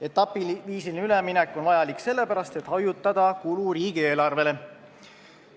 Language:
Estonian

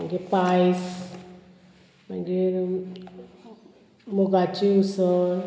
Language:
Konkani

